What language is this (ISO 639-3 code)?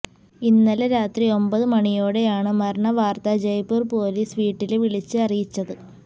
mal